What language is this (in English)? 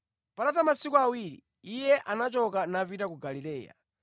Nyanja